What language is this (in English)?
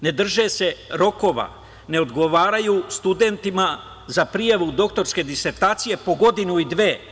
Serbian